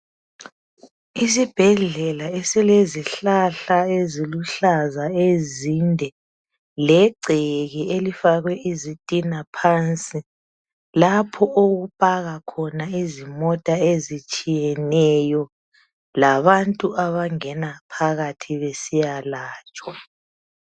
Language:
North Ndebele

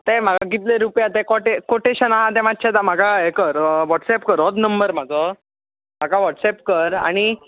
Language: Konkani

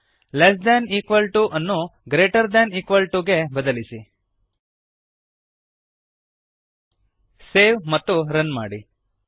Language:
Kannada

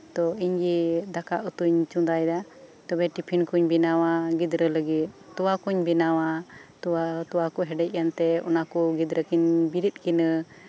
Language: Santali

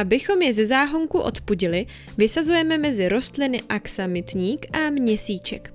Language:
Czech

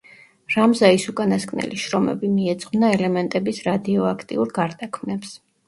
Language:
Georgian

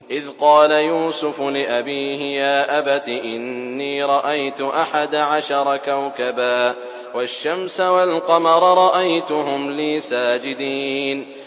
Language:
Arabic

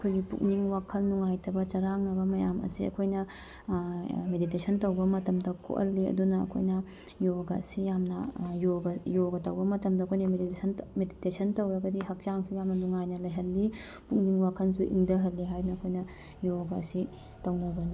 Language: Manipuri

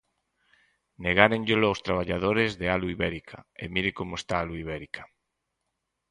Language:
Galician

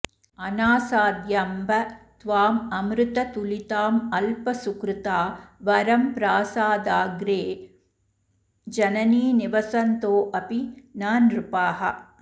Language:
Sanskrit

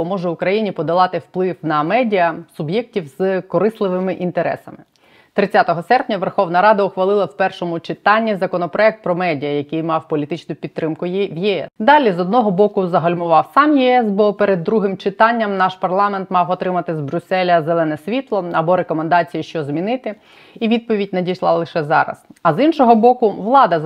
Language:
Ukrainian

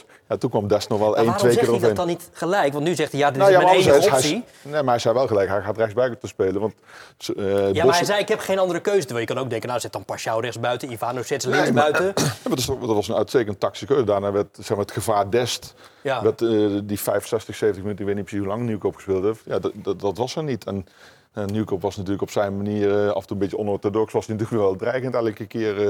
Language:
Dutch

